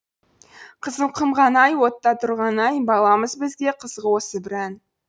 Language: Kazakh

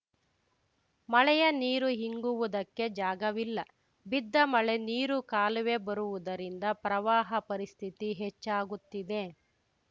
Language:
Kannada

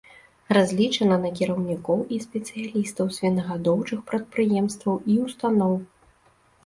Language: Belarusian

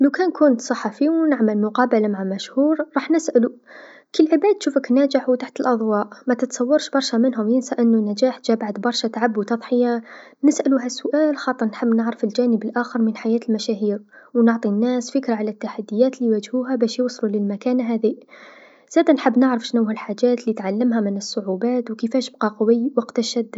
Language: Tunisian Arabic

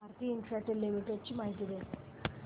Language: Marathi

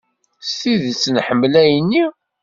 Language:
Kabyle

